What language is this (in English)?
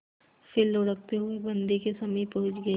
Hindi